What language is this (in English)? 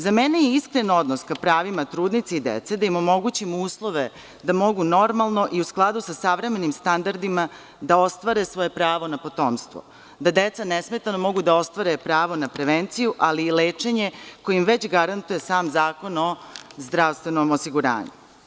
Serbian